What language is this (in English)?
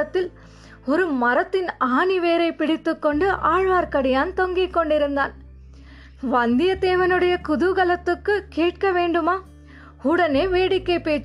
Tamil